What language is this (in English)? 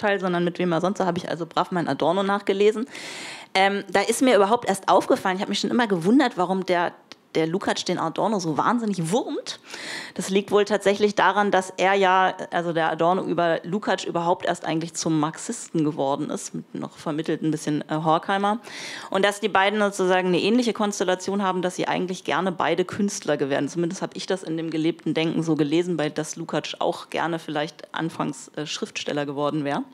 German